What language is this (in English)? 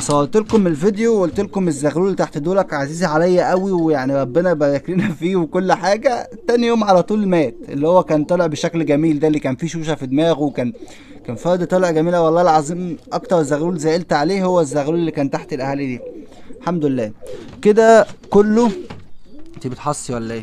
Arabic